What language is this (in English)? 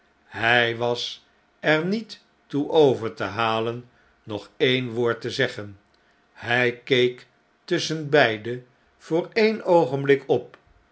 Dutch